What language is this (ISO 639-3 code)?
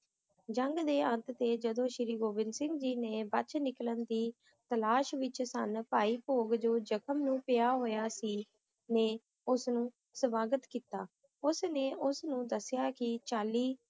pan